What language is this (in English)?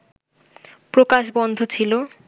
Bangla